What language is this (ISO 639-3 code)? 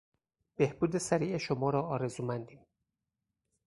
fas